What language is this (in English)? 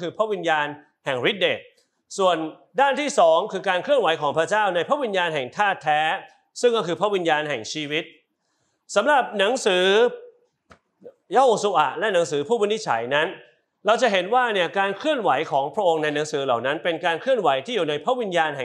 Thai